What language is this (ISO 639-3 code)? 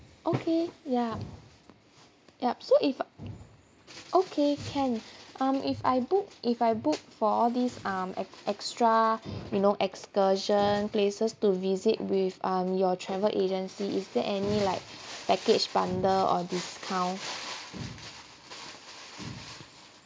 eng